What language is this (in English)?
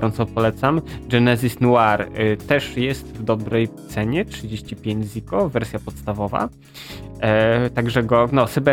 Polish